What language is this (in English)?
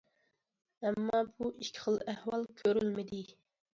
Uyghur